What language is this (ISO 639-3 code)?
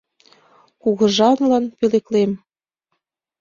chm